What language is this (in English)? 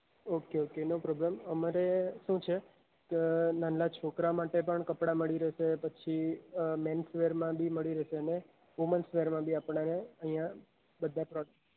Gujarati